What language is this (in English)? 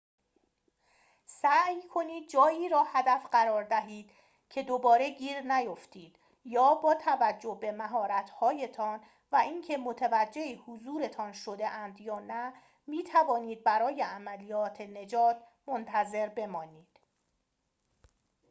Persian